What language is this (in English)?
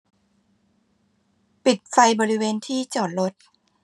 Thai